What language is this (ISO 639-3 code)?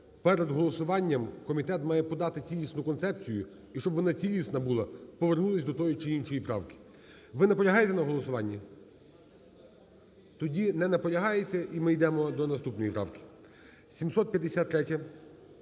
ukr